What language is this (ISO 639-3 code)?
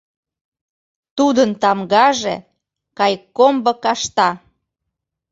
chm